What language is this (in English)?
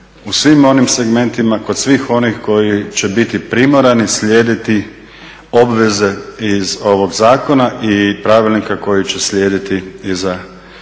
Croatian